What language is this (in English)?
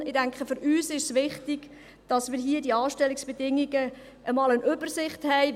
Swiss German